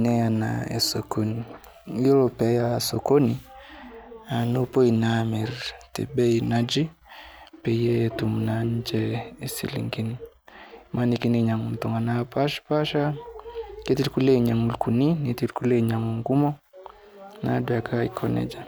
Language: Masai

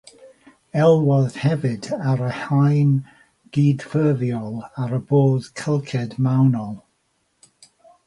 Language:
Welsh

